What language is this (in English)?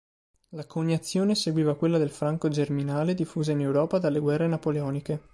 Italian